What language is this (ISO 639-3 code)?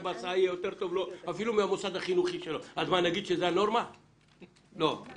heb